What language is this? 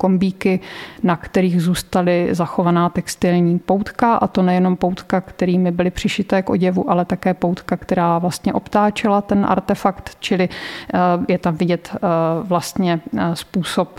Czech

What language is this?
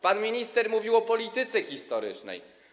Polish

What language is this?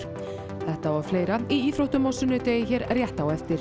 Icelandic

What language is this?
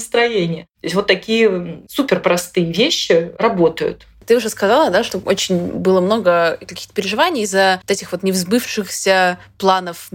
Russian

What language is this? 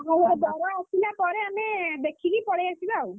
Odia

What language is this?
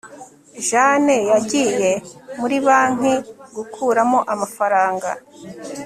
Kinyarwanda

